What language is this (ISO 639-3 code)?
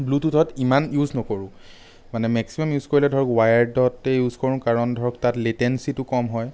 asm